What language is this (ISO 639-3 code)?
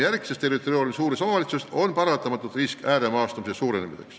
est